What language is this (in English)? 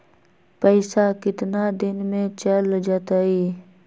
Magahi